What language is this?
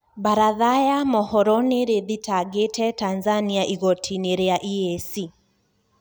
Kikuyu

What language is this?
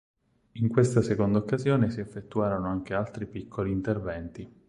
Italian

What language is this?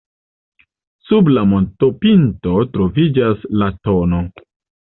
Esperanto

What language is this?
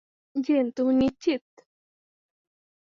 Bangla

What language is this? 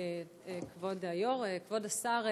Hebrew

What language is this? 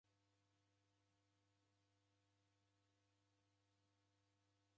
Taita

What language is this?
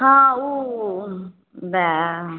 Maithili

